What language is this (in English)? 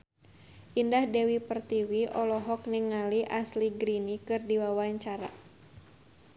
Sundanese